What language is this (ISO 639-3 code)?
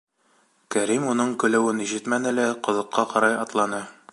bak